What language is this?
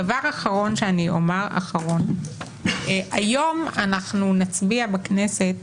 Hebrew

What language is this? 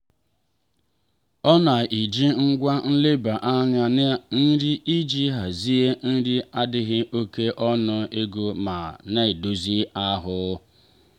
Igbo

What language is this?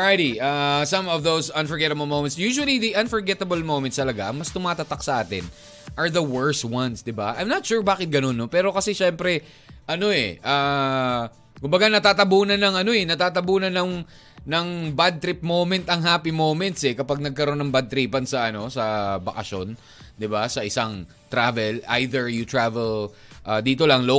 Filipino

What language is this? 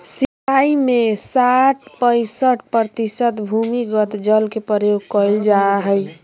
Magahi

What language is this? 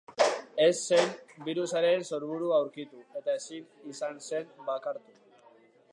Basque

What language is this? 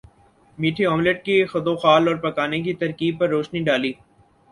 Urdu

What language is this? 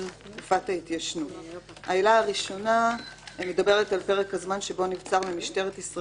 Hebrew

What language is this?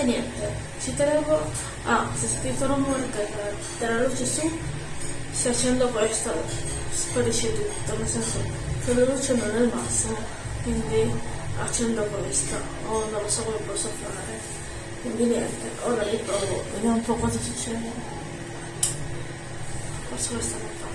Italian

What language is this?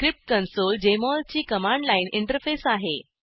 Marathi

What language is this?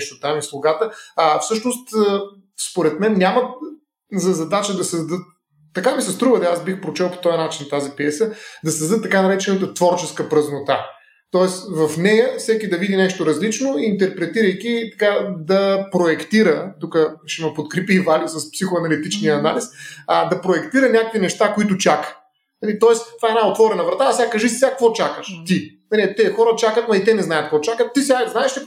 Bulgarian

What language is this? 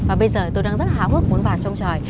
Vietnamese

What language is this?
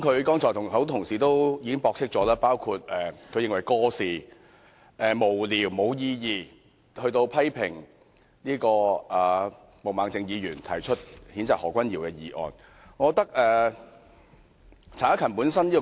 Cantonese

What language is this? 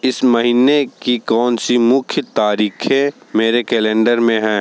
Hindi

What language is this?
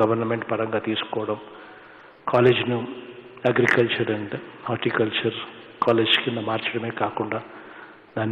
Hindi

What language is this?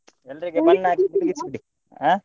Kannada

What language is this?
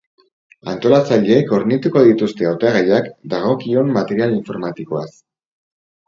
Basque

